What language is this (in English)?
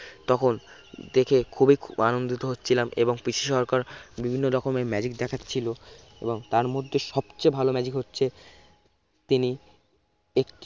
Bangla